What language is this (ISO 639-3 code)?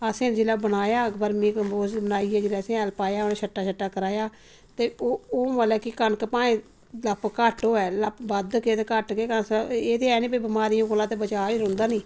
doi